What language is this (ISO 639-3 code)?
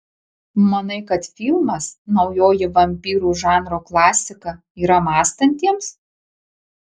lit